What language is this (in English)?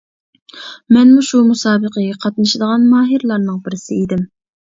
Uyghur